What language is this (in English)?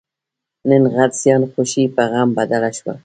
Pashto